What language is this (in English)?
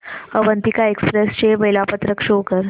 Marathi